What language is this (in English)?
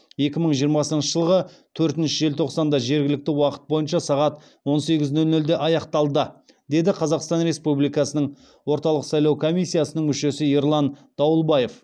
Kazakh